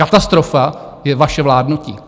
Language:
Czech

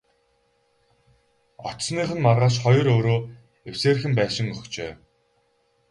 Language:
Mongolian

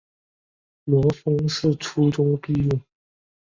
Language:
Chinese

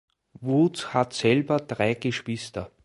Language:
German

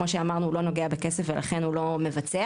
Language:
Hebrew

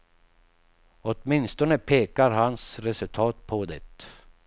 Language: Swedish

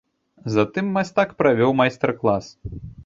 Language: Belarusian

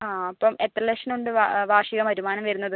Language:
Malayalam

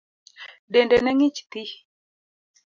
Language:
Luo (Kenya and Tanzania)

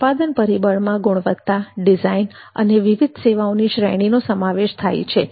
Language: Gujarati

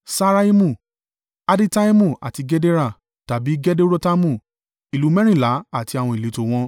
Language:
Yoruba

